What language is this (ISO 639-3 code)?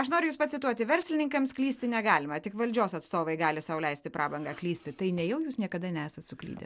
lit